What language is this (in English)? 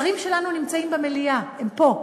Hebrew